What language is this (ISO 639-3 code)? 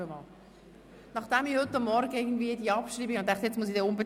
gsw